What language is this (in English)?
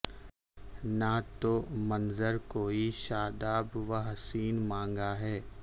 Urdu